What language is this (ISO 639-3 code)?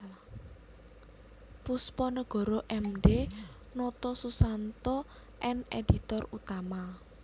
jav